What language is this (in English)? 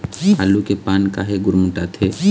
Chhattisgarhi